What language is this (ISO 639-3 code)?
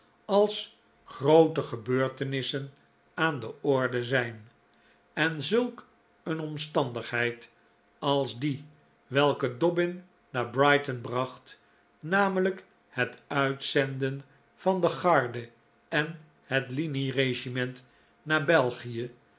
nld